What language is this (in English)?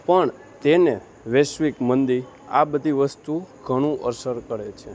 Gujarati